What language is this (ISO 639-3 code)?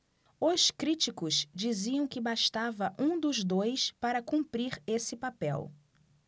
por